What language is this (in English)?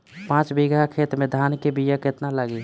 Bhojpuri